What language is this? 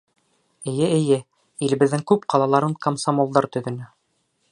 Bashkir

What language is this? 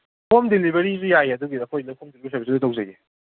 Manipuri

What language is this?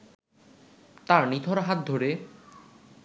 Bangla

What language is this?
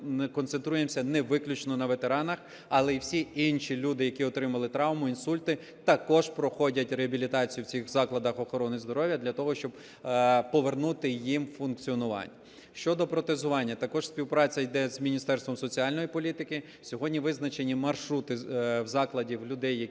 Ukrainian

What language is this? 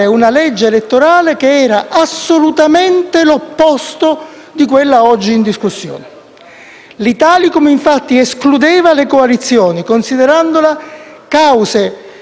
Italian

